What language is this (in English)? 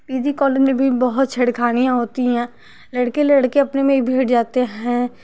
Hindi